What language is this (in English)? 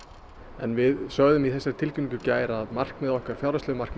Icelandic